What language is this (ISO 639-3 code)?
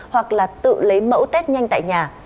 vie